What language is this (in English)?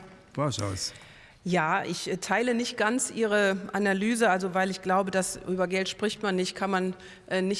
German